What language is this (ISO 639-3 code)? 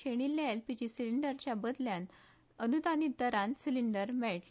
kok